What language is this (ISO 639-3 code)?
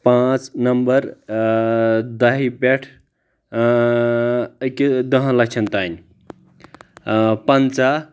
kas